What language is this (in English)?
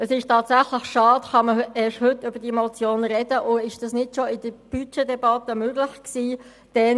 Swiss German